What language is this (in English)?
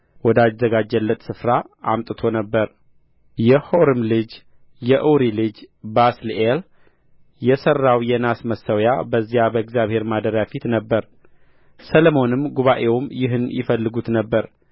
Amharic